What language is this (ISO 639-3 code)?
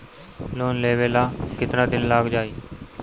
bho